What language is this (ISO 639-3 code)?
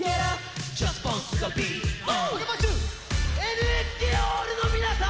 jpn